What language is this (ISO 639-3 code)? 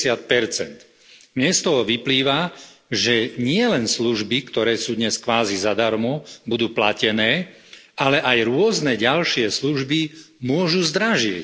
slk